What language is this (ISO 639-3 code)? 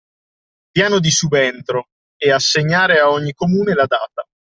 ita